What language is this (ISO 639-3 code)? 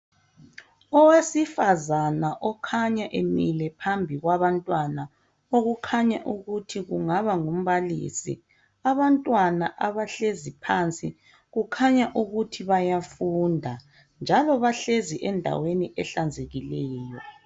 nde